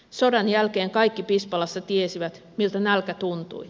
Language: Finnish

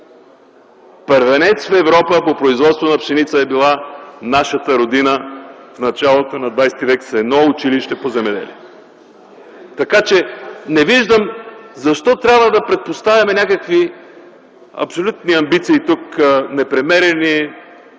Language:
Bulgarian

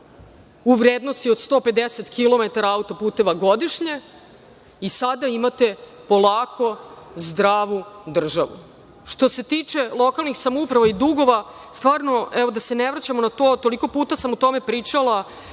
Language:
Serbian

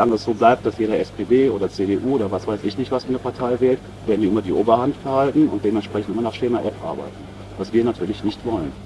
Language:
German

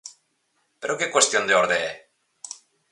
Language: Galician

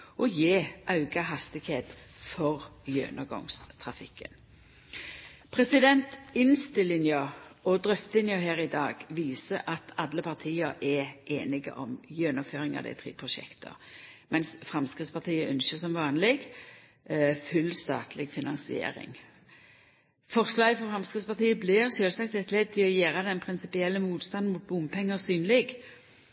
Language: Norwegian Nynorsk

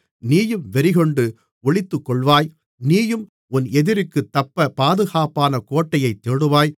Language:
Tamil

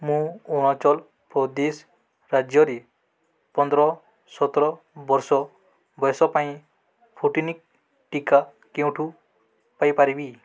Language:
Odia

